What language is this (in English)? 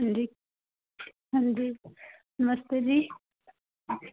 Dogri